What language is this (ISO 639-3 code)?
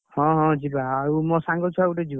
ori